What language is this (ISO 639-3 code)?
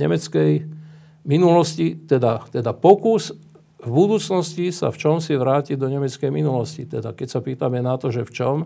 slk